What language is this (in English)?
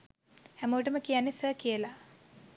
Sinhala